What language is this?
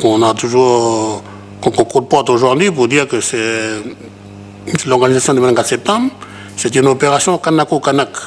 French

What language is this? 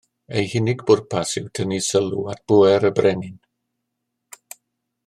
Welsh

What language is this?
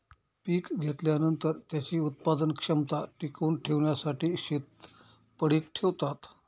Marathi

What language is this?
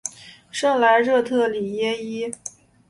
Chinese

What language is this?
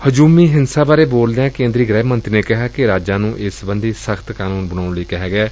Punjabi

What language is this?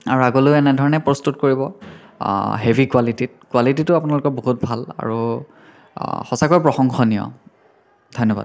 Assamese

